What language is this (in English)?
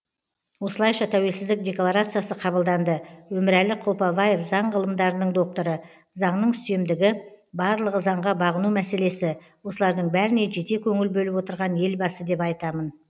Kazakh